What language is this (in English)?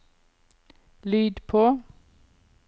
Norwegian